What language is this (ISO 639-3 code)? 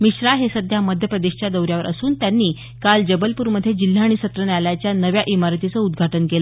mar